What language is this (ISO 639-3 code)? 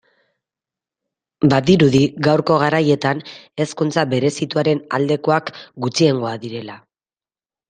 eus